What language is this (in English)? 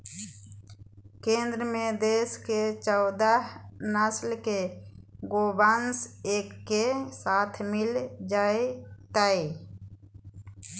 Magahi